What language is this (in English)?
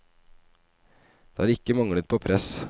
Norwegian